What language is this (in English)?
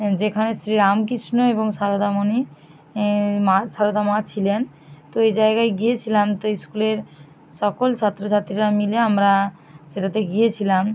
Bangla